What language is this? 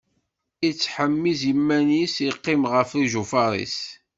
Kabyle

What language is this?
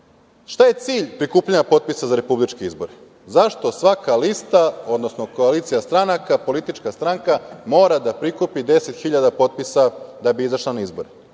Serbian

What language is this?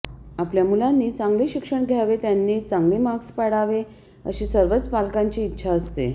Marathi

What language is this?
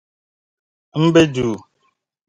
Dagbani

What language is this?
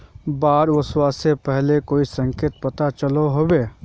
Magahi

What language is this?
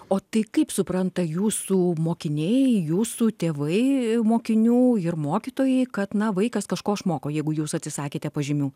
Lithuanian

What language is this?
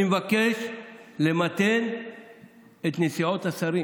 Hebrew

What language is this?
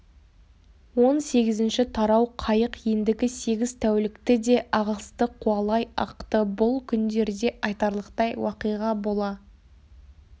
Kazakh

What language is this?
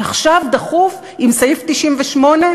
Hebrew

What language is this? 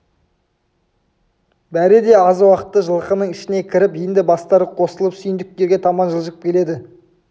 Kazakh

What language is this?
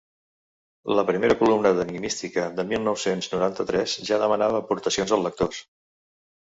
Catalan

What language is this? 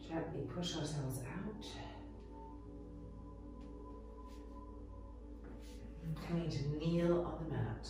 English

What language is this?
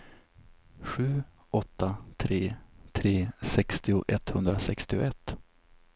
Swedish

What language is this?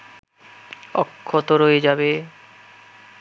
Bangla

